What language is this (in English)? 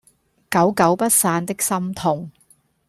Cantonese